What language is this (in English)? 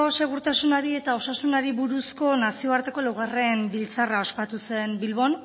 Basque